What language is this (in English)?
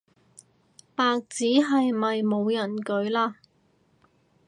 Cantonese